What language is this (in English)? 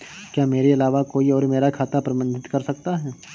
Hindi